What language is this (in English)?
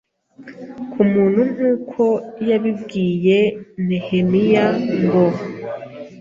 Kinyarwanda